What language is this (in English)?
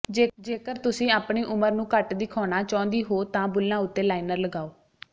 Punjabi